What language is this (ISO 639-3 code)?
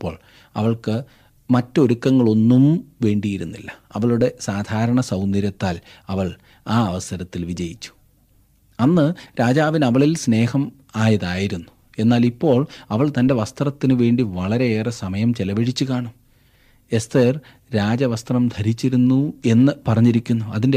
mal